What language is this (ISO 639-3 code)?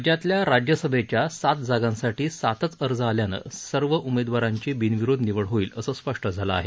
mar